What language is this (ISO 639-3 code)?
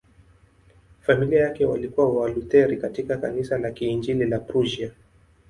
swa